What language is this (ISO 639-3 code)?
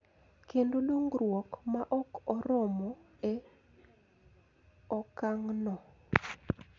luo